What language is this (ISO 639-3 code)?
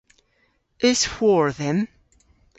cor